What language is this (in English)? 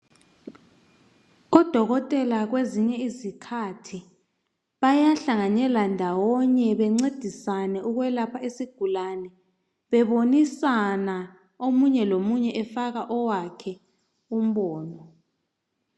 North Ndebele